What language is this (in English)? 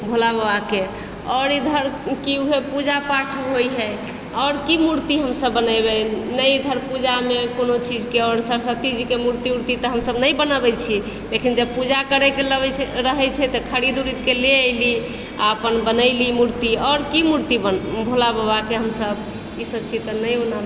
Maithili